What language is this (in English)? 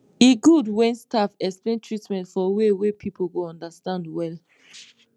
Nigerian Pidgin